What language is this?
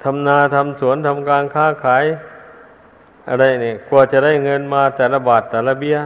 Thai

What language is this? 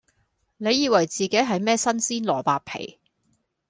Cantonese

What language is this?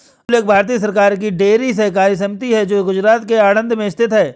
Hindi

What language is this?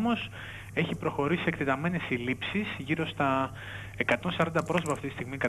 Greek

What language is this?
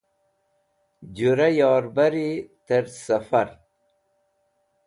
Wakhi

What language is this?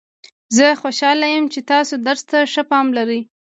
Pashto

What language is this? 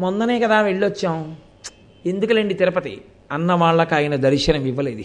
Telugu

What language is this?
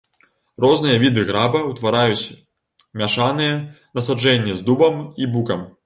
Belarusian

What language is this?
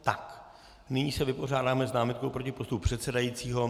Czech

